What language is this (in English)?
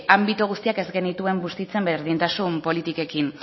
Basque